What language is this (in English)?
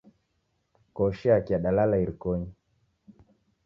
Taita